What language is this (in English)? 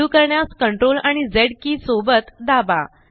Marathi